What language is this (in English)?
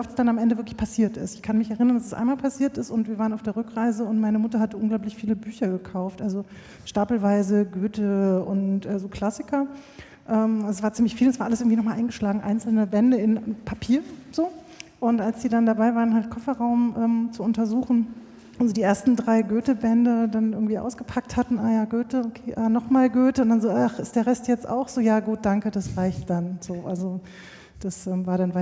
German